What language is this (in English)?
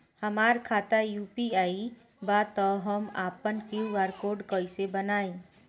Bhojpuri